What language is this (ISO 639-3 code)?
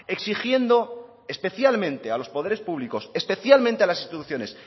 spa